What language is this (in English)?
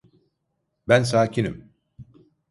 Turkish